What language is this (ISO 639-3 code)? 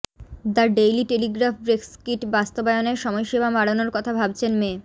ben